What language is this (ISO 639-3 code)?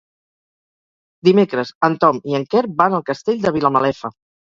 cat